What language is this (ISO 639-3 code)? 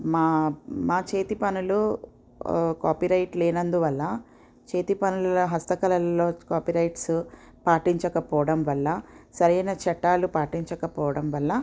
tel